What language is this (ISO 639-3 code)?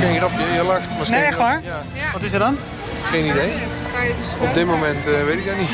nld